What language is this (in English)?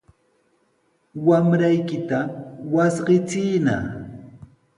Sihuas Ancash Quechua